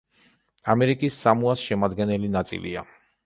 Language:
Georgian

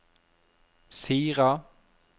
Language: Norwegian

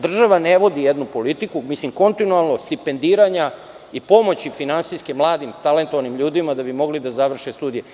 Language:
Serbian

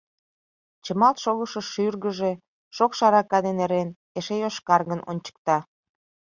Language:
Mari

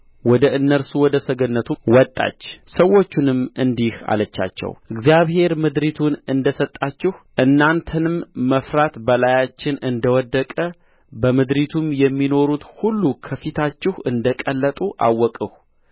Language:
Amharic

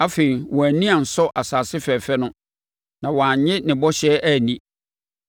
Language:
Akan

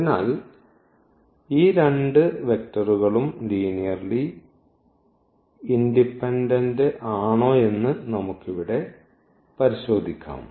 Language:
Malayalam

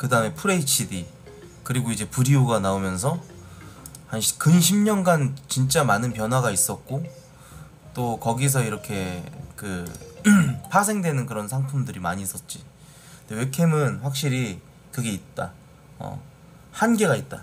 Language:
Korean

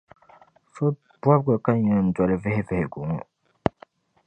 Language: Dagbani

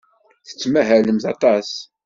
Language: Kabyle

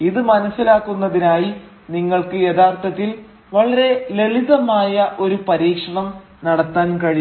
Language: Malayalam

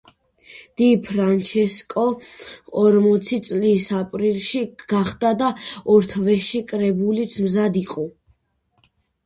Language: Georgian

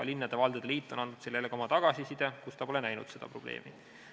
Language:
Estonian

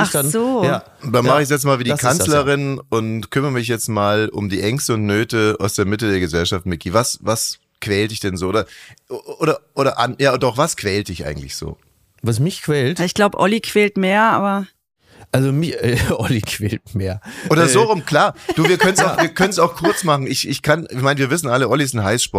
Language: German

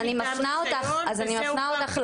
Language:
Hebrew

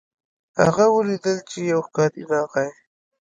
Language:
Pashto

